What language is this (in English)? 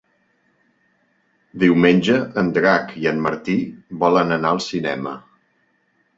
Catalan